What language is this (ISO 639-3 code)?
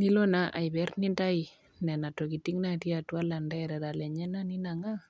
mas